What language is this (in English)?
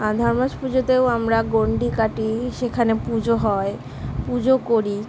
Bangla